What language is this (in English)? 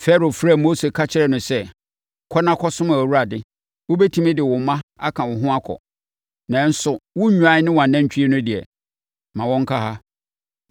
Akan